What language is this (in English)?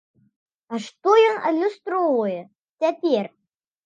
Belarusian